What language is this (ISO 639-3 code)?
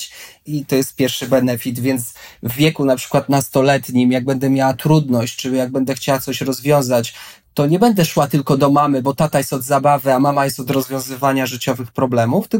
pol